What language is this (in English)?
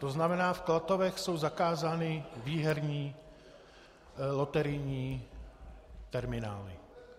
Czech